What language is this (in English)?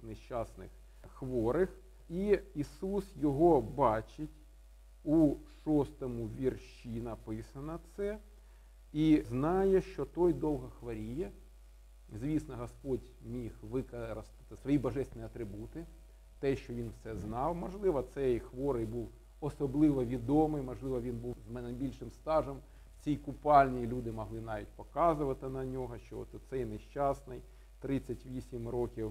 Ukrainian